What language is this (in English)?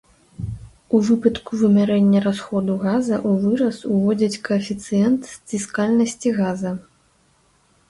Belarusian